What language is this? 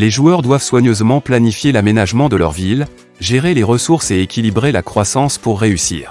French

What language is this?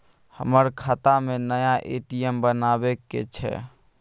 Maithili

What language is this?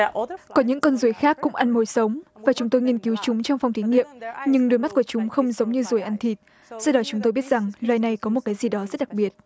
Vietnamese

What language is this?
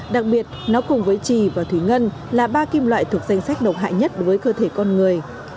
Vietnamese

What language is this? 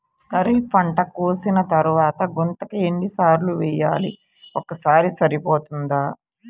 Telugu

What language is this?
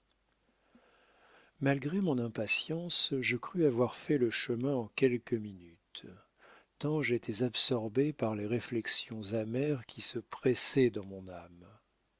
French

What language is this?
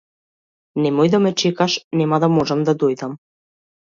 Macedonian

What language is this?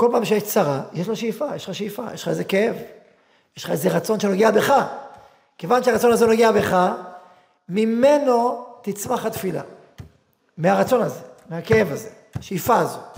Hebrew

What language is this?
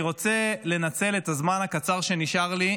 Hebrew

